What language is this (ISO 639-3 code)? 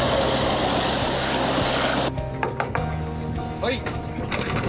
jpn